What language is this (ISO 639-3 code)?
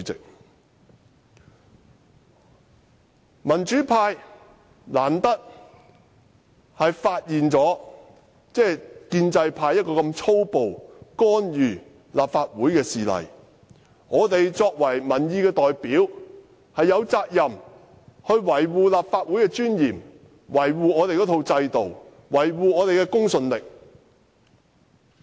yue